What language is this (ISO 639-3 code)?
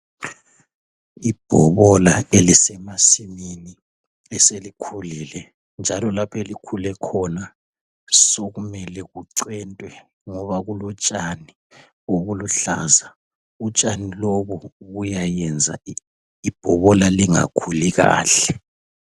nde